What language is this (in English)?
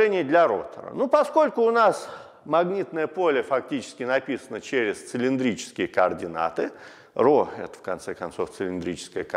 Russian